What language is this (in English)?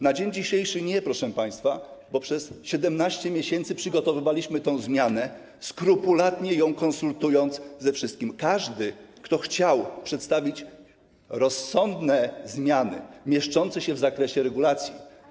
Polish